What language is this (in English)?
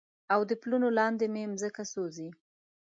Pashto